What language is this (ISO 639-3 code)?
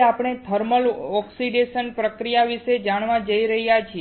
guj